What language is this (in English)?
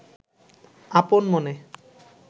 Bangla